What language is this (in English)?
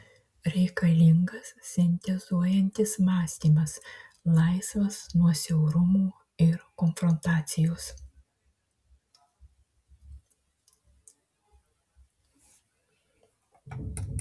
Lithuanian